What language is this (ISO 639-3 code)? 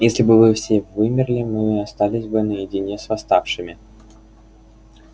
rus